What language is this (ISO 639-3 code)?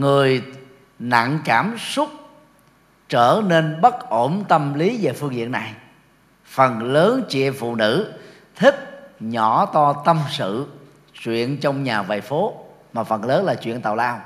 vie